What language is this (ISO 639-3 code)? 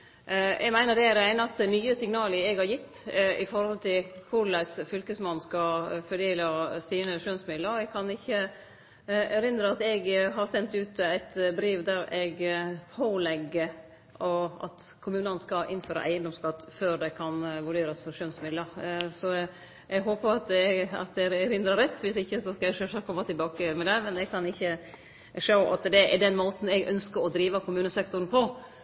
nno